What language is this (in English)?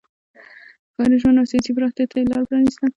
Pashto